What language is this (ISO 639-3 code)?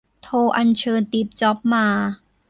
tha